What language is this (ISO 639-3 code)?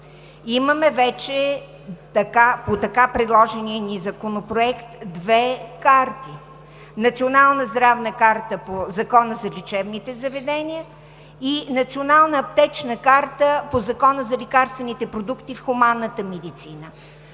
bul